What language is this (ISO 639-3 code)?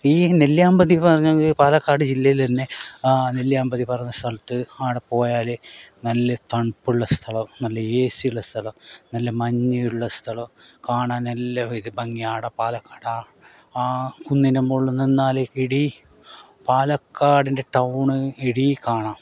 mal